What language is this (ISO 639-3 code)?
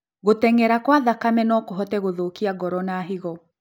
kik